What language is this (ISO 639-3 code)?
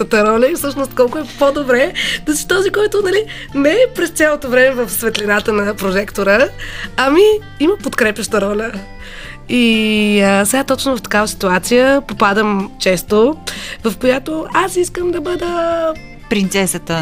bul